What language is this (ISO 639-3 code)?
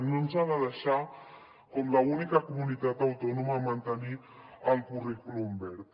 cat